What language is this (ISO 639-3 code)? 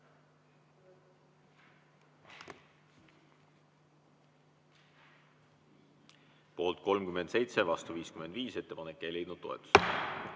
est